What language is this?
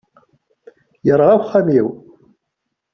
Kabyle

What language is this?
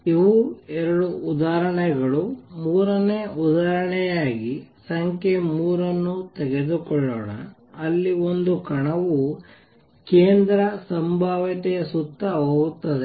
Kannada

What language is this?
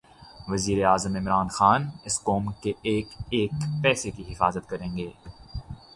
Urdu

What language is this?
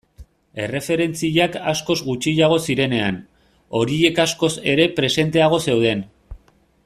Basque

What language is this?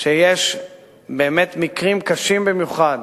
Hebrew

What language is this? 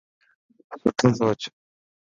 Dhatki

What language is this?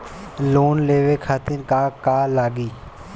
Bhojpuri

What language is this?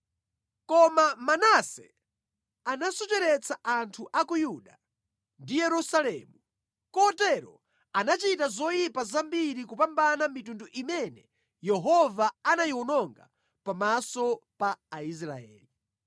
Nyanja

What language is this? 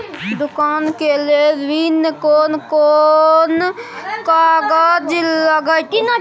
Maithili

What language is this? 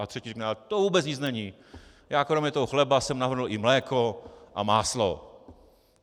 Czech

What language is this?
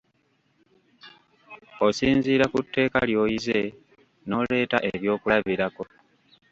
Ganda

